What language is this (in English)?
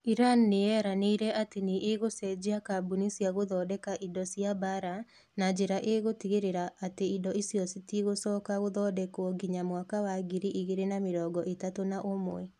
Kikuyu